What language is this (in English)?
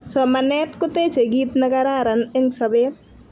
Kalenjin